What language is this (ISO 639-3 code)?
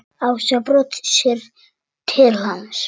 isl